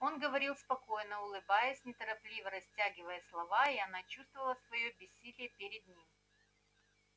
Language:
Russian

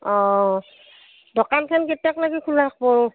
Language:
Assamese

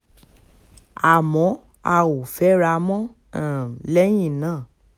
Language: Yoruba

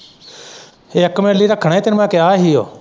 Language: Punjabi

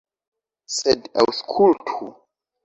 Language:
Esperanto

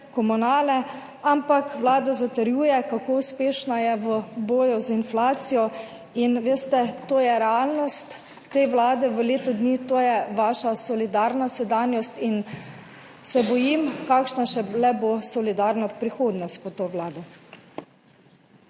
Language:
Slovenian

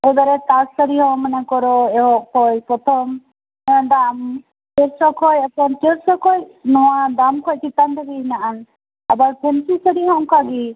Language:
Santali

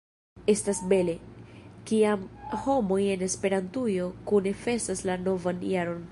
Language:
Esperanto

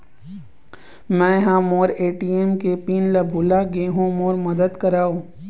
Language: Chhattisgarhi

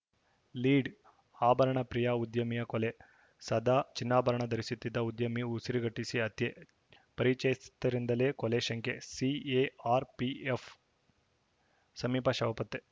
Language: Kannada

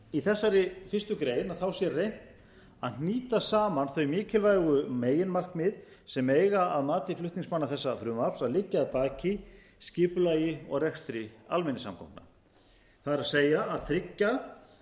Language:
Icelandic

